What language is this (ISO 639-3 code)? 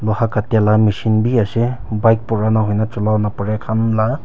nag